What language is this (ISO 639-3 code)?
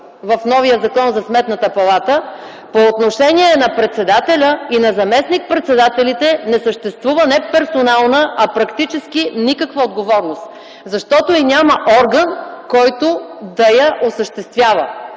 bul